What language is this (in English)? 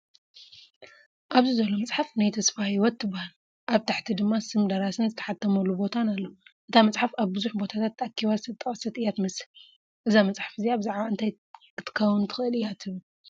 Tigrinya